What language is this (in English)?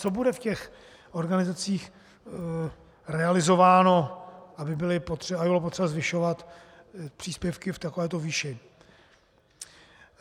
Czech